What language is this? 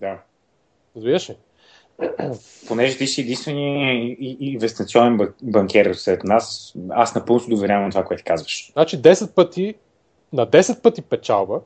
Bulgarian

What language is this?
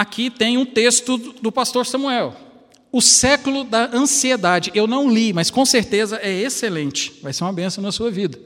Portuguese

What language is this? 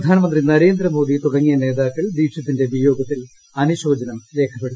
Malayalam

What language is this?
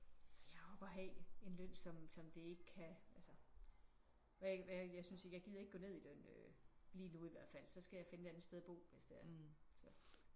Danish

